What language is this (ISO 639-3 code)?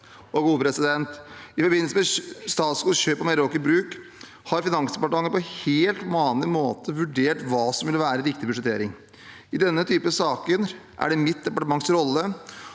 nor